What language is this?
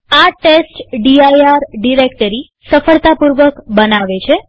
Gujarati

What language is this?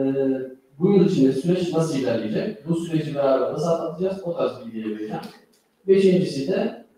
Turkish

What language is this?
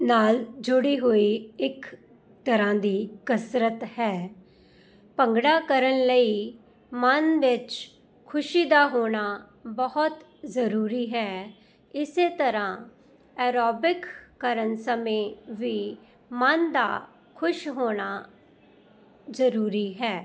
Punjabi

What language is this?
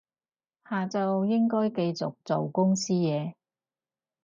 Cantonese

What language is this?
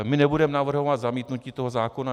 Czech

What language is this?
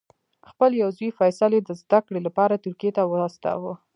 Pashto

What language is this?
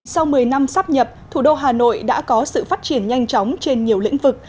Vietnamese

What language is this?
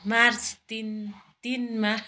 Nepali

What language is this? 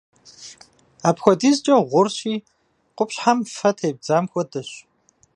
Kabardian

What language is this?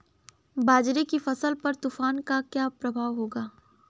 Hindi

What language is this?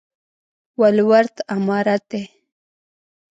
Pashto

